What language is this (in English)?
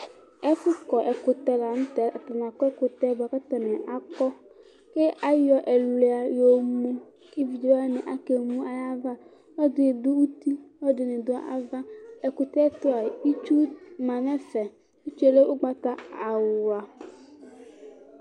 Ikposo